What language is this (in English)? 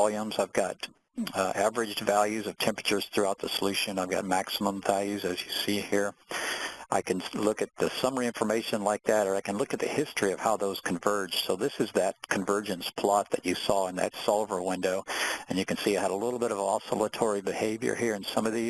English